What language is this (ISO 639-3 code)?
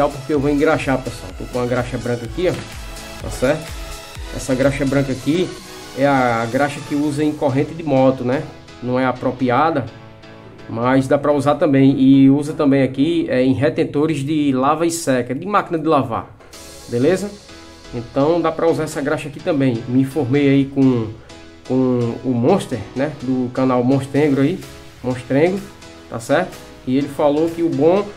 por